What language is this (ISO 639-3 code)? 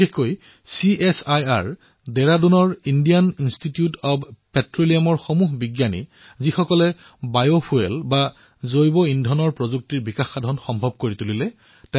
asm